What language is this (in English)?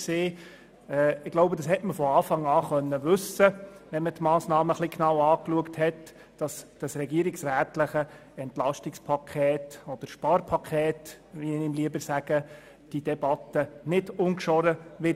Swiss German